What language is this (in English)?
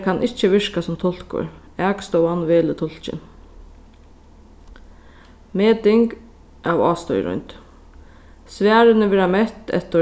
Faroese